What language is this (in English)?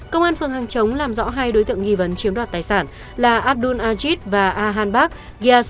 Vietnamese